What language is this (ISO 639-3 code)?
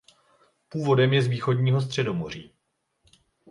ces